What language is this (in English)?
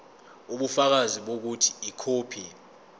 Zulu